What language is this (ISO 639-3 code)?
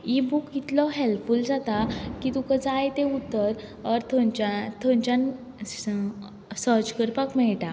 kok